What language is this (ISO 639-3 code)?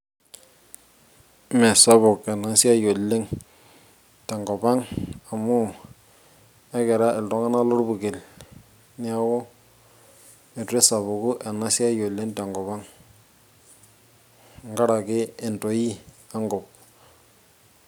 mas